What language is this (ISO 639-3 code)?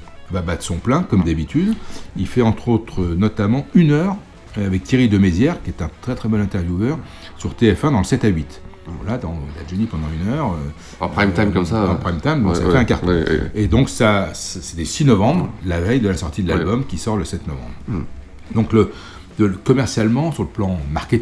fra